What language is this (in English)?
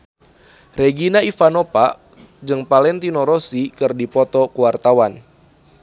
Sundanese